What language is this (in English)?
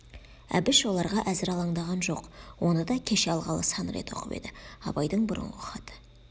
Kazakh